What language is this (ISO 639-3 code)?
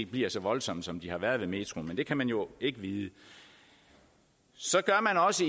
dan